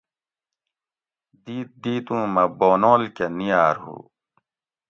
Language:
Gawri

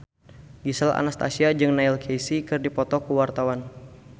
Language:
Sundanese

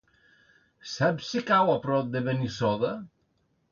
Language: Catalan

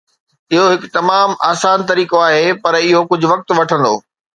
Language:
Sindhi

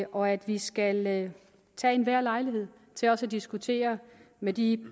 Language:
Danish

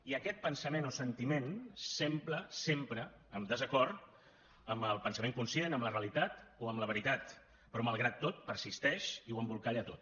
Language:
Catalan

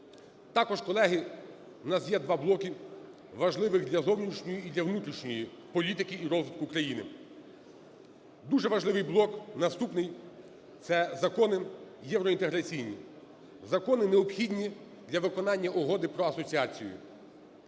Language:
Ukrainian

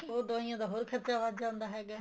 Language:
Punjabi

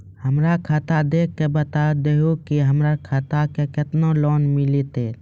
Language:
Maithili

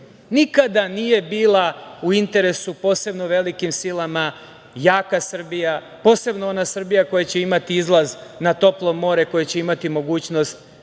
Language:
Serbian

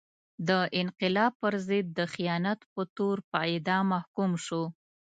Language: Pashto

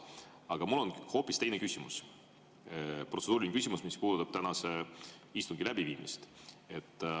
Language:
Estonian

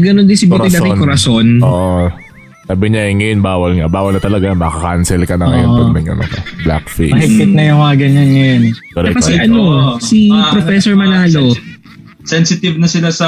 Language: Filipino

